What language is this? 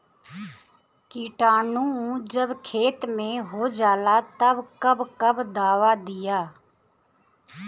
Bhojpuri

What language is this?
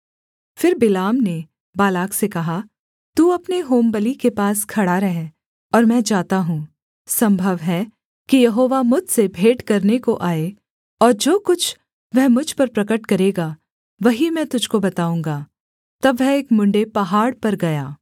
Hindi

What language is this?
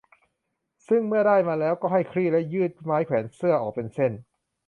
Thai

